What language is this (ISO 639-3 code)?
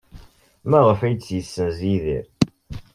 kab